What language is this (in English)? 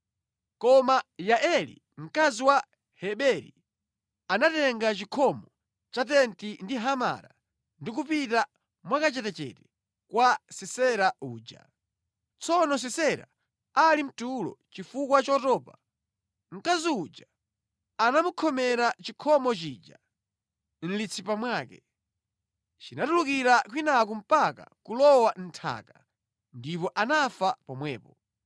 Nyanja